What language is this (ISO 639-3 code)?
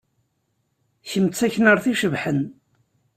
kab